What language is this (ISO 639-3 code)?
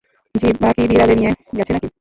ben